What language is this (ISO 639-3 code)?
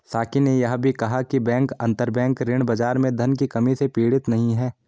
hin